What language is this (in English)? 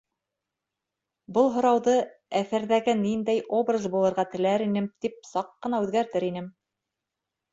Bashkir